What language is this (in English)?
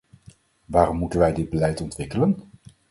Dutch